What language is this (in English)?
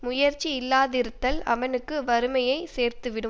Tamil